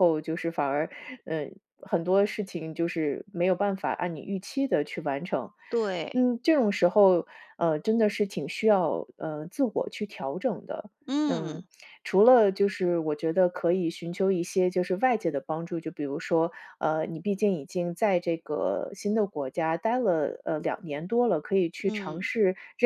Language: Chinese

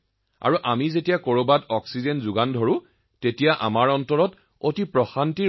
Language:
Assamese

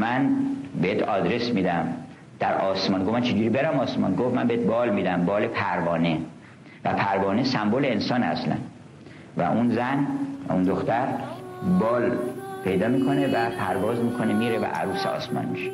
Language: Persian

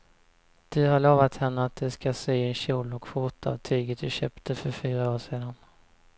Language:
Swedish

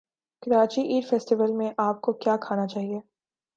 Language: Urdu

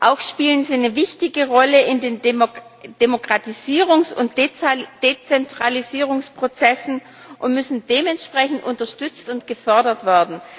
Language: German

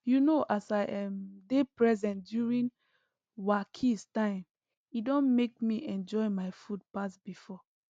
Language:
Nigerian Pidgin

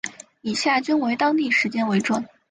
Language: Chinese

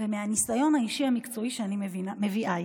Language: Hebrew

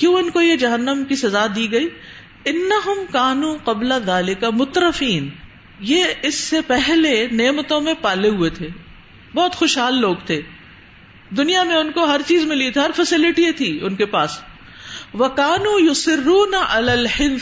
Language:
Urdu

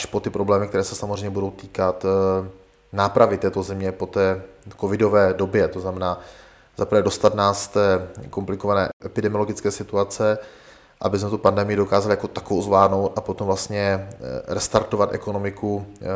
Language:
Czech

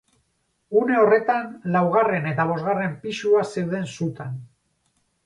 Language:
Basque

